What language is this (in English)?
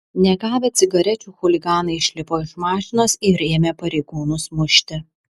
Lithuanian